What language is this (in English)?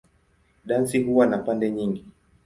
Swahili